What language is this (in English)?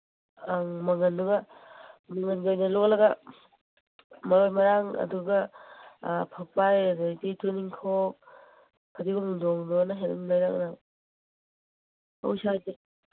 Manipuri